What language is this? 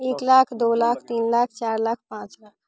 Maithili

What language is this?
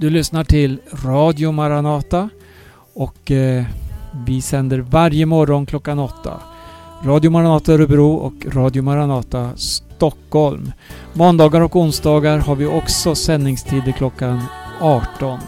Swedish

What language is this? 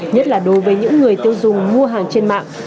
Vietnamese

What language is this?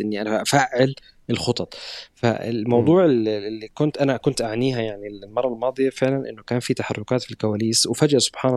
Arabic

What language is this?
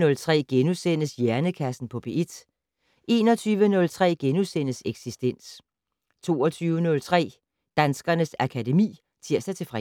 Danish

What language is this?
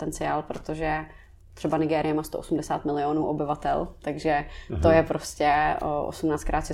Czech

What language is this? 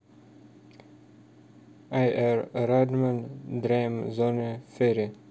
Russian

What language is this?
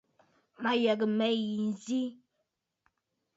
Bafut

